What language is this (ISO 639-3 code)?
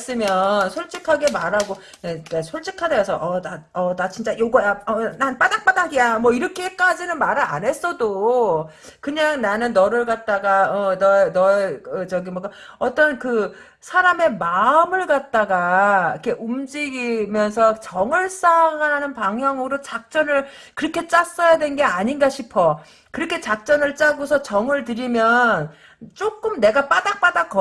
kor